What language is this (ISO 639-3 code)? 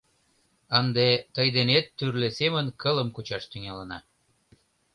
chm